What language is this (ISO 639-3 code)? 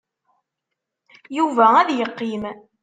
kab